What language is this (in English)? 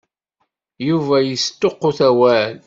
Kabyle